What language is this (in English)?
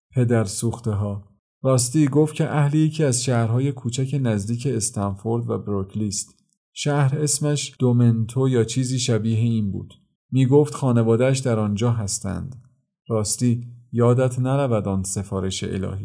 Persian